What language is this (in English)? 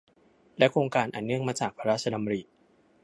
Thai